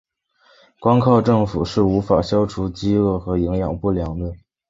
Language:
Chinese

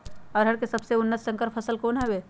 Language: Magahi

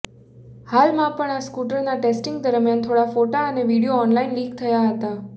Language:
Gujarati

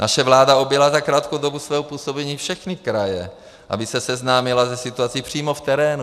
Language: Czech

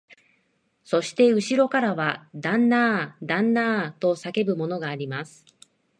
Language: Japanese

